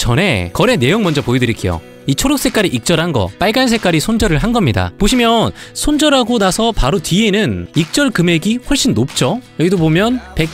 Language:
Korean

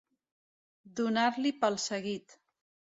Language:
Catalan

